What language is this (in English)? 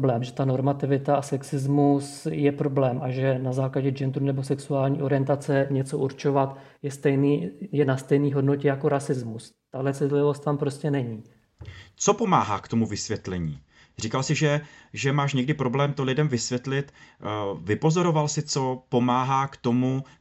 Czech